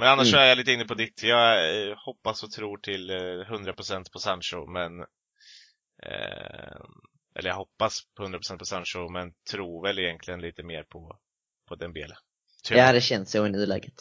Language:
Swedish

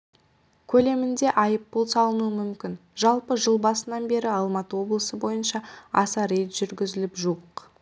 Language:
Kazakh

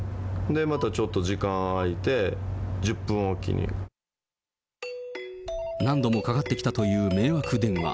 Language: Japanese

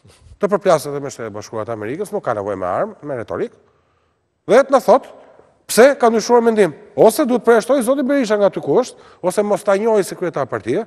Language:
Romanian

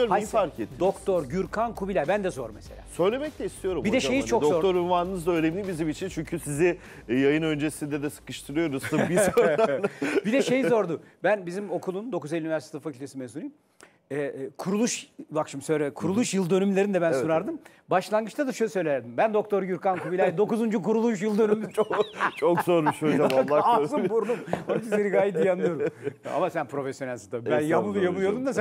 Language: Turkish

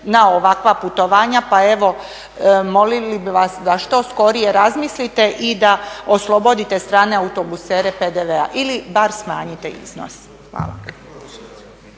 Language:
Croatian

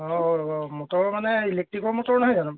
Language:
Assamese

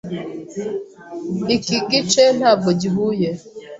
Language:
Kinyarwanda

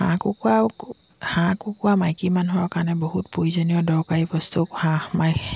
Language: Assamese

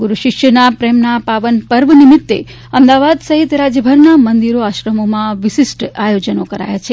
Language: Gujarati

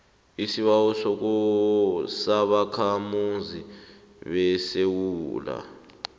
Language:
South Ndebele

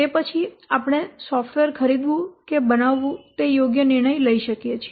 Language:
Gujarati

